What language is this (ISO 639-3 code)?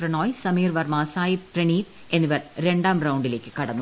mal